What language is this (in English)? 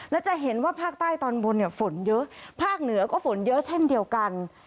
Thai